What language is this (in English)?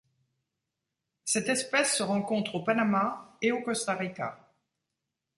French